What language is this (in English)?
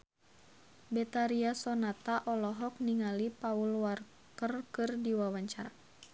Sundanese